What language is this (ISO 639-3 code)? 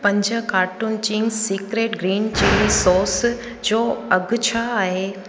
snd